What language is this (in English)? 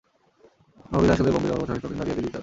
Bangla